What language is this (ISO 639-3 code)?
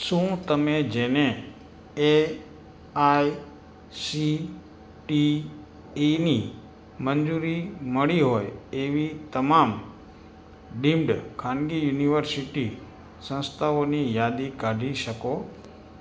guj